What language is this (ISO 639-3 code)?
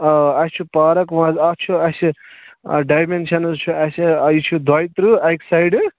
kas